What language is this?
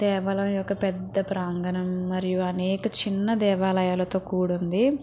Telugu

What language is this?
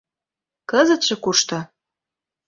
Mari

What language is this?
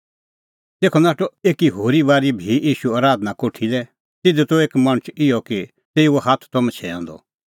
Kullu Pahari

